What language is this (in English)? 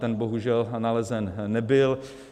Czech